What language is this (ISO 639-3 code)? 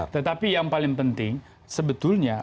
ind